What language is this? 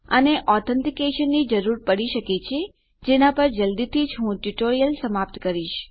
Gujarati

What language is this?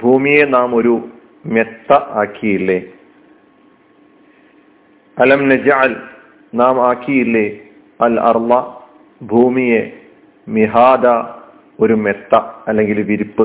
Malayalam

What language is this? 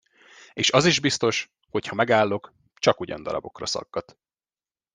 Hungarian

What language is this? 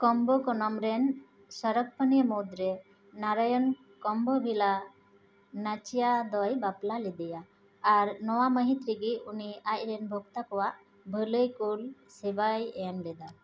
Santali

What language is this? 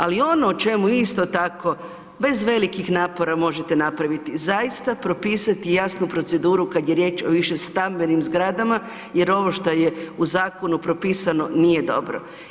Croatian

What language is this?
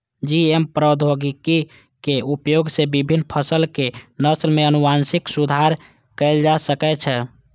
Maithili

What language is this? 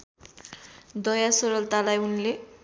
Nepali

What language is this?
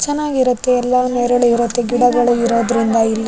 Kannada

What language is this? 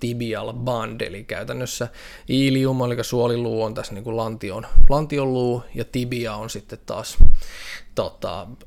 Finnish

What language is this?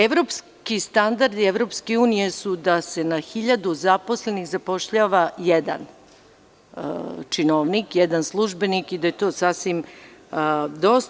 Serbian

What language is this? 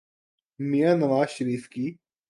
Urdu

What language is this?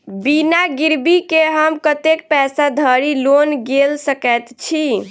Maithili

